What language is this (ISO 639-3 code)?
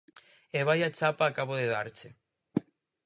glg